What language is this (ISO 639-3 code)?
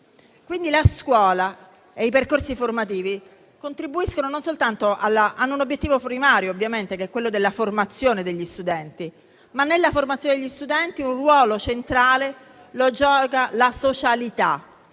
ita